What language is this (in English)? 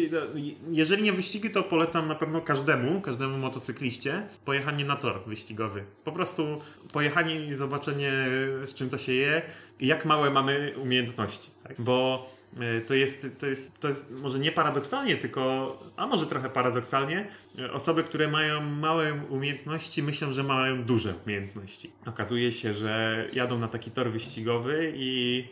Polish